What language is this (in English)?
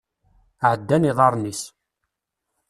Kabyle